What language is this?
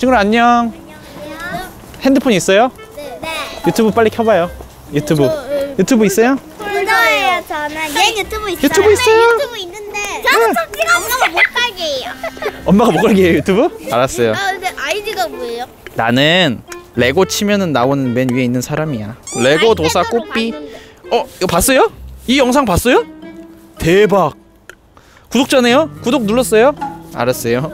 Korean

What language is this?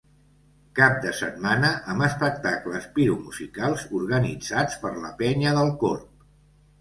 Catalan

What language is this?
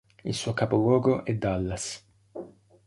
Italian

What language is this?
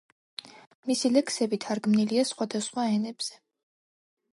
Georgian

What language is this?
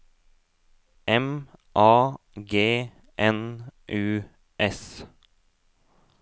Norwegian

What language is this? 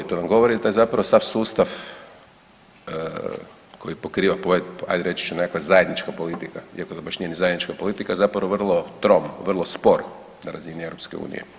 Croatian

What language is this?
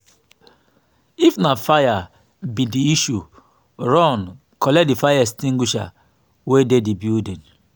Nigerian Pidgin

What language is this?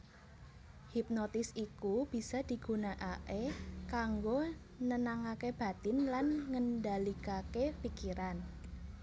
Javanese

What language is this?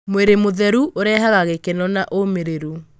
Kikuyu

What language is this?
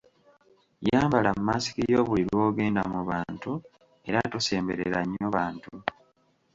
Ganda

